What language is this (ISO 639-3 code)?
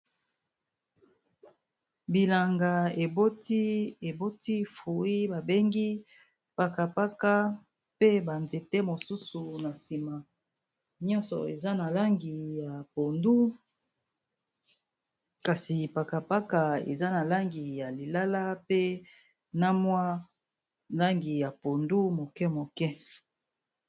lin